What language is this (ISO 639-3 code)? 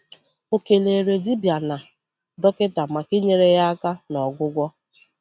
ibo